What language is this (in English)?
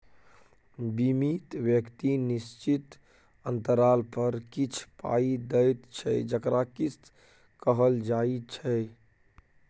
Maithili